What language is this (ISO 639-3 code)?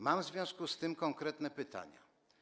pol